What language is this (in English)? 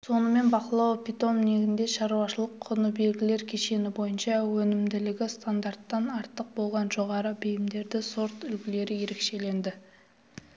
Kazakh